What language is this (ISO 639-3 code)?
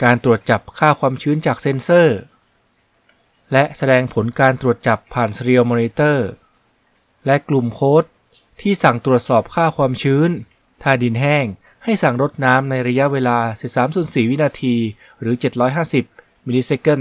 tha